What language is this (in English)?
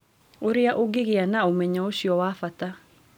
Kikuyu